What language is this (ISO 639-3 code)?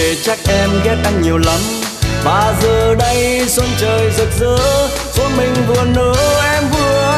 vie